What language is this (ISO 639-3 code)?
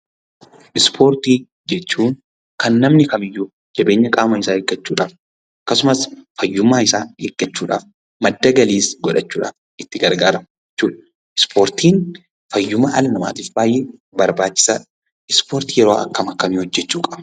orm